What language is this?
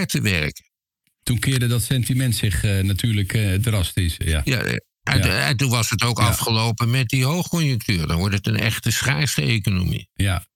Dutch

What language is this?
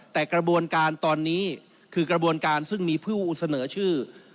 Thai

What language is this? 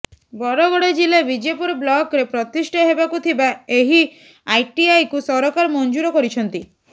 Odia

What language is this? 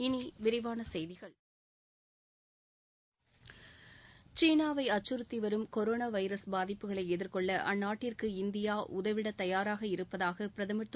Tamil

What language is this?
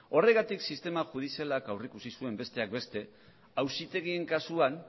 Basque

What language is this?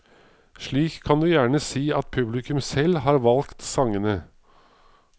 Norwegian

